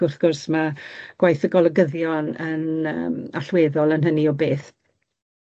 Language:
Welsh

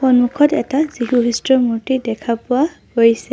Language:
Assamese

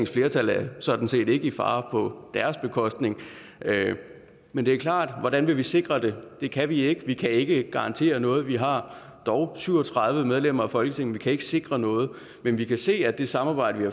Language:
Danish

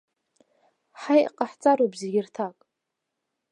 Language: Abkhazian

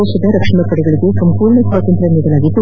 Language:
Kannada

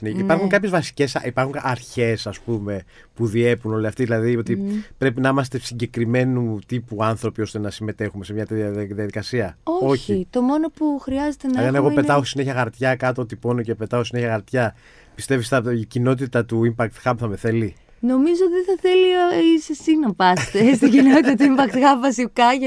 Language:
Greek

